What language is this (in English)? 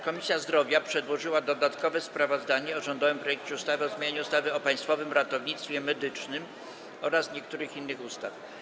Polish